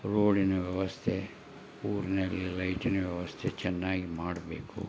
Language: Kannada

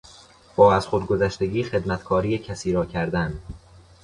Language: Persian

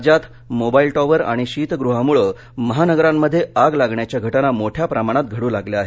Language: Marathi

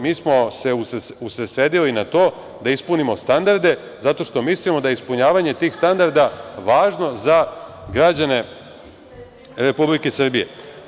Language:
Serbian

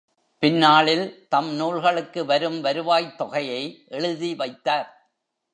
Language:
Tamil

